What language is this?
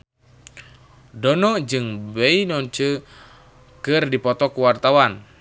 Sundanese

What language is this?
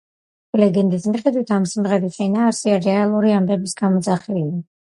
Georgian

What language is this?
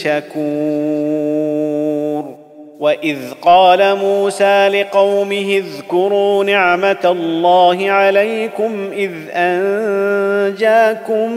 Arabic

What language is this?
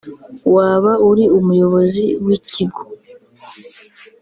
Kinyarwanda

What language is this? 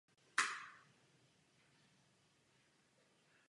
Czech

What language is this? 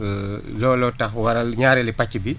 Wolof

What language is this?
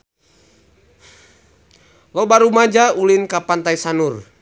Sundanese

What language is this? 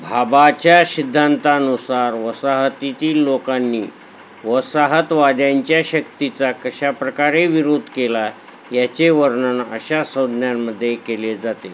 Marathi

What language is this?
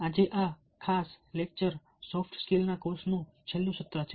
Gujarati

